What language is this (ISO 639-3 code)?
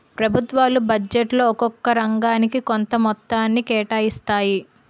tel